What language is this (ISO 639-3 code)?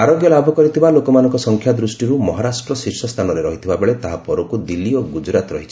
ori